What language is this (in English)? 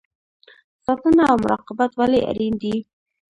Pashto